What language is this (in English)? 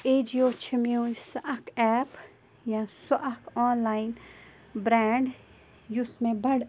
Kashmiri